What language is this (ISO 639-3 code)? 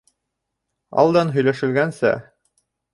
bak